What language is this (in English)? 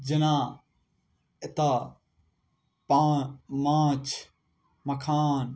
Maithili